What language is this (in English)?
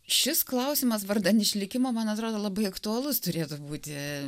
Lithuanian